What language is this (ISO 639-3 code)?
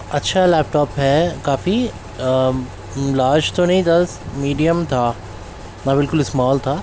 urd